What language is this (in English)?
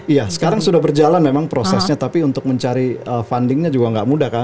Indonesian